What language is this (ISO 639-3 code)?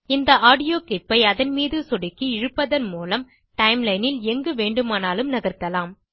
tam